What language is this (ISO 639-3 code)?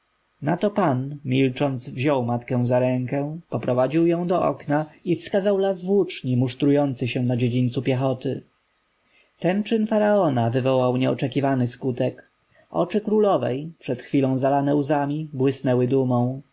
pol